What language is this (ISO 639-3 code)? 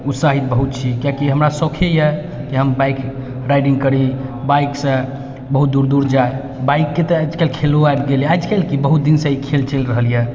mai